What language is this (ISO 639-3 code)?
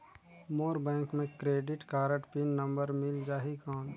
hne